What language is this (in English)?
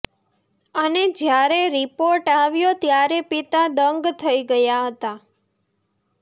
Gujarati